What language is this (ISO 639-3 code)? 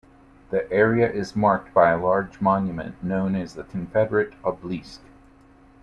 eng